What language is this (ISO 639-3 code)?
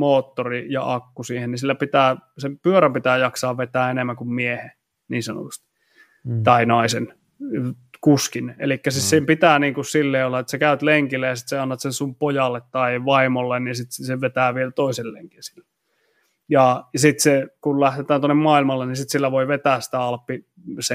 fin